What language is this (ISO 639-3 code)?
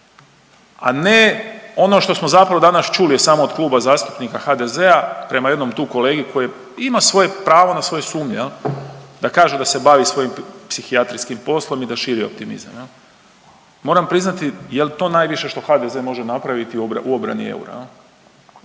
hrv